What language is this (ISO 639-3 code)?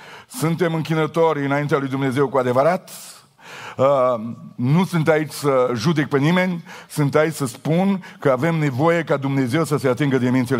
ron